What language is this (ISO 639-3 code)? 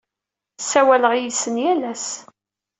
kab